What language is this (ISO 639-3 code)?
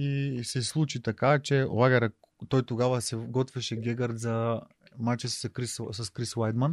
bul